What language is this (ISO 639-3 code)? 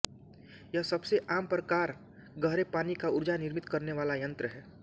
hin